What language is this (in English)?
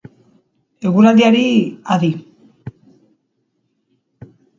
Basque